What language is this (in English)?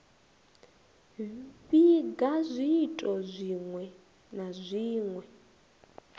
Venda